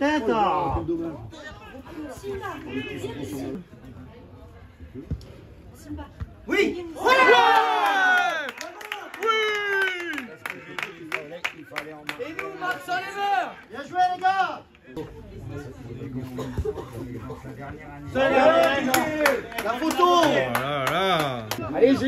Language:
French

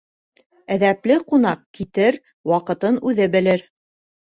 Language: Bashkir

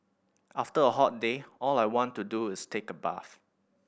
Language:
English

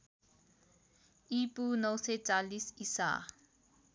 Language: Nepali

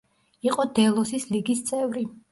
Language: Georgian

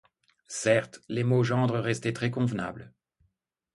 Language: French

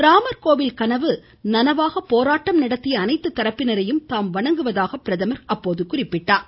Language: Tamil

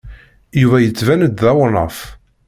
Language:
Kabyle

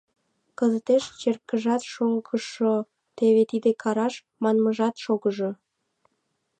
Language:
Mari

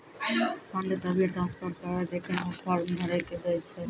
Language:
Maithili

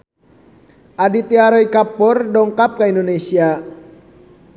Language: Sundanese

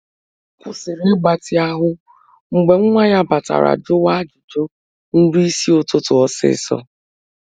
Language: Igbo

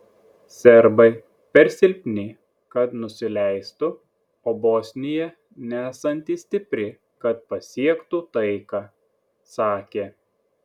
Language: Lithuanian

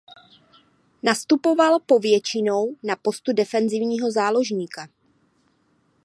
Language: Czech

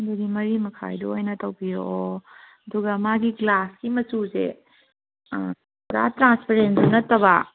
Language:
Manipuri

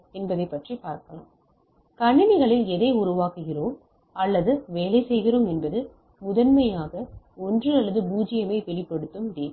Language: Tamil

